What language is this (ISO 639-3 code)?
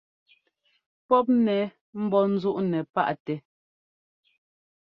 jgo